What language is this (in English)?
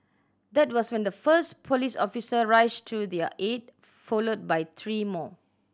English